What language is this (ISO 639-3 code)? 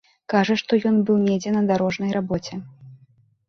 bel